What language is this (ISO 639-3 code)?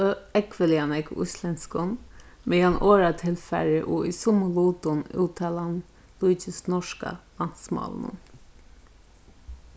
fao